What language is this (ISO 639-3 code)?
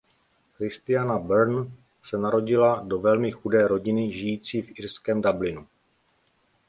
ces